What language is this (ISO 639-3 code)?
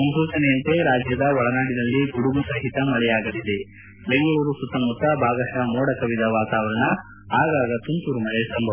kan